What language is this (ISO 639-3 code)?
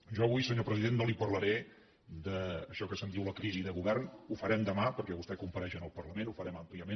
cat